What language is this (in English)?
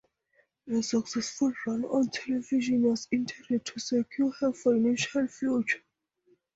English